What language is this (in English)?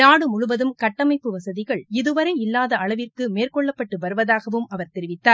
Tamil